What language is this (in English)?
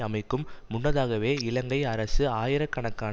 Tamil